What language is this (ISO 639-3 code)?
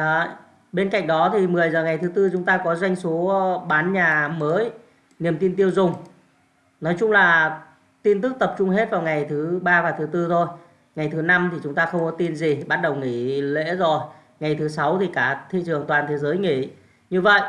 vie